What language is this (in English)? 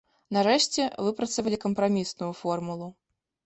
Belarusian